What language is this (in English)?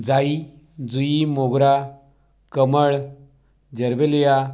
Marathi